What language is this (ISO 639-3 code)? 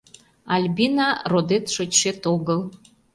chm